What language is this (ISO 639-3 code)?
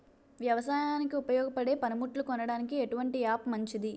tel